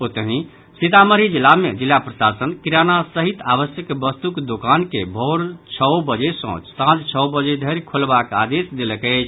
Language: Maithili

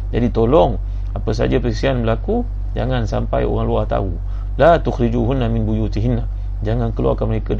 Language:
Malay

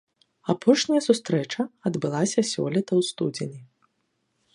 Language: Belarusian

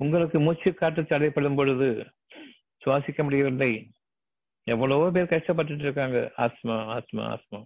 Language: Tamil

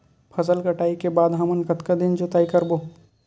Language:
Chhattisgarhi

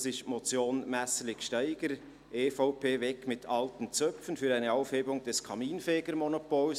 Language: Swiss German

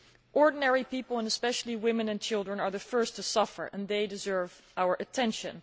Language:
English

